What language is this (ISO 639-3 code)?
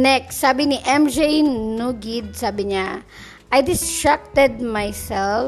fil